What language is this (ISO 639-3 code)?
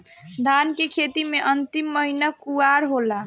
bho